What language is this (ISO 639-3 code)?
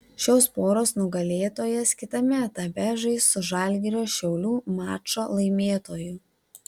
lit